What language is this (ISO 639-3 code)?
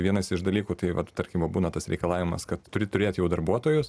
lit